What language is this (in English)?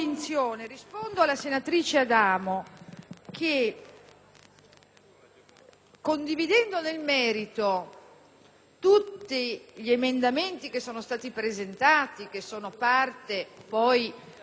Italian